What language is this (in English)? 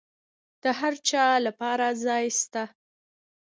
Pashto